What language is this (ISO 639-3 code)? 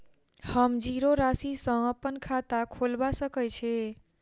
mai